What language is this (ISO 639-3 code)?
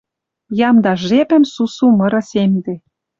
mrj